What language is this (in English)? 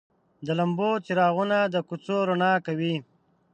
Pashto